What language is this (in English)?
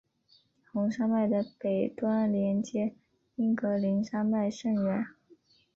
Chinese